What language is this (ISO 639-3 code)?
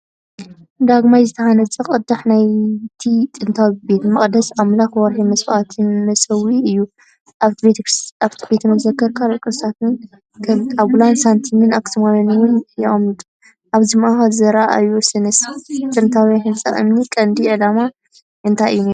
tir